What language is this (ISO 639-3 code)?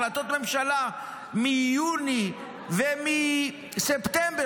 heb